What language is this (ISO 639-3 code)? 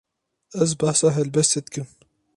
kur